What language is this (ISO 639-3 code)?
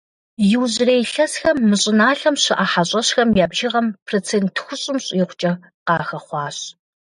kbd